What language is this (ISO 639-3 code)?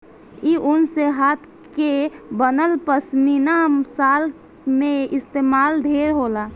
bho